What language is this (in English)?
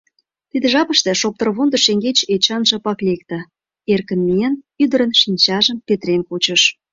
Mari